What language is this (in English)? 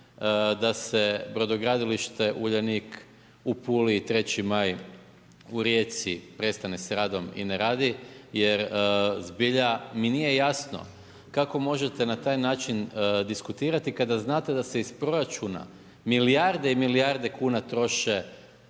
Croatian